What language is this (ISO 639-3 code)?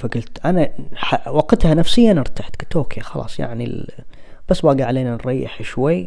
ara